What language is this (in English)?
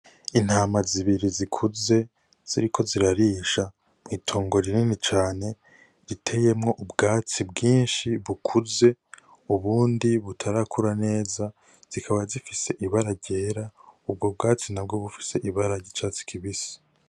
Rundi